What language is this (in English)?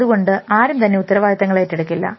Malayalam